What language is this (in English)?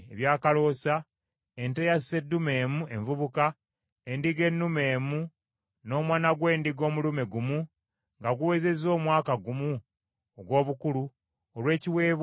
Ganda